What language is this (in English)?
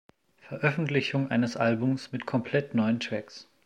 German